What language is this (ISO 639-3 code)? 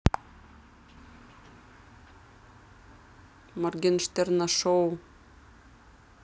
rus